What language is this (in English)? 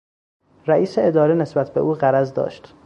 Persian